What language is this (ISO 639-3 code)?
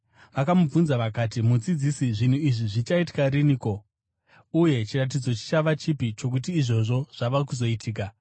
sna